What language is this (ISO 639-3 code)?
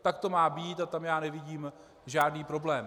ces